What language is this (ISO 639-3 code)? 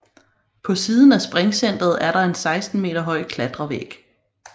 dan